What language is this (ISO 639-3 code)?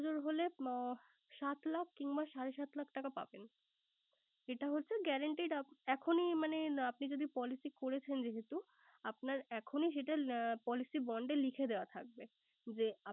ben